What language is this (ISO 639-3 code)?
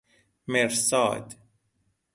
fas